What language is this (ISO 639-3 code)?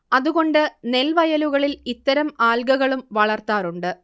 mal